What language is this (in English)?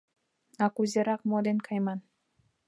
Mari